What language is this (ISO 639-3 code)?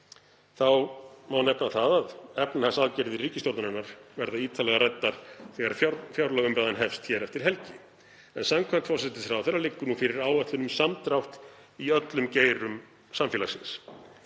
isl